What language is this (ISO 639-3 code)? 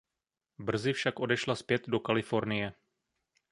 ces